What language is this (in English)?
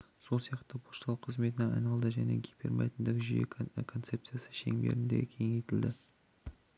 Kazakh